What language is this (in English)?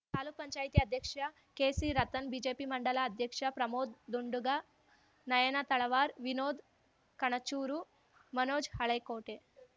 Kannada